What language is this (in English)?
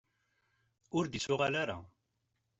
Kabyle